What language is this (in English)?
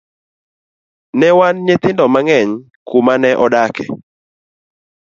Luo (Kenya and Tanzania)